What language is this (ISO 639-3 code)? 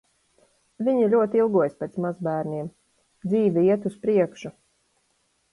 lav